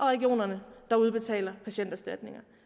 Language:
Danish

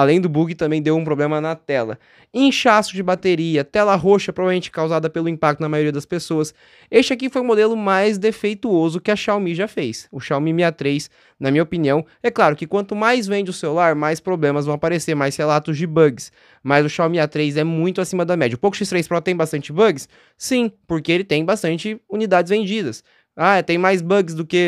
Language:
Portuguese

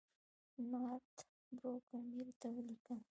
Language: Pashto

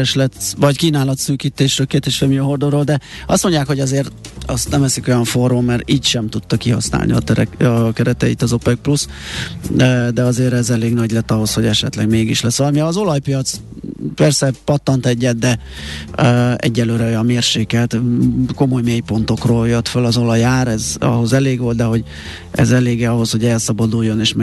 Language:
Hungarian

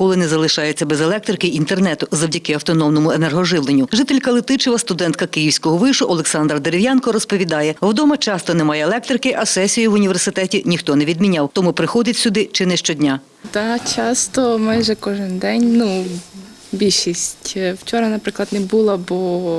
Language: Ukrainian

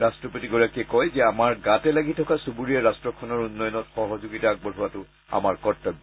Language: Assamese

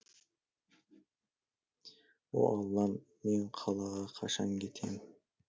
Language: Kazakh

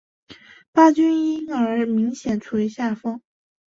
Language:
Chinese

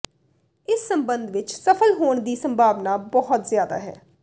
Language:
Punjabi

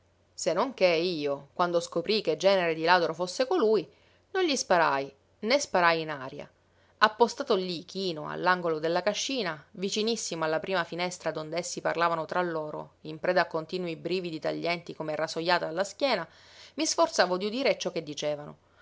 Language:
Italian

